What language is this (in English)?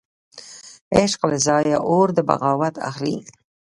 Pashto